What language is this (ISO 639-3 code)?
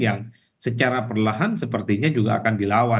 ind